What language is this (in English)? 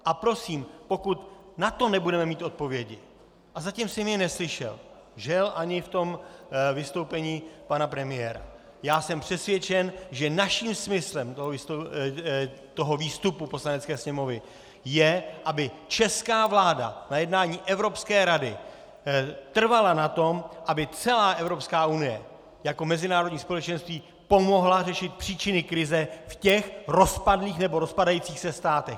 Czech